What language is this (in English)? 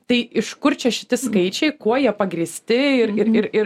Lithuanian